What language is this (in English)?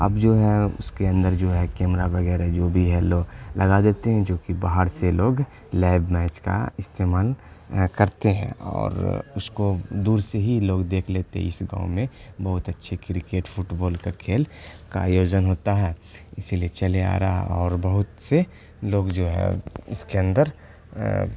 Urdu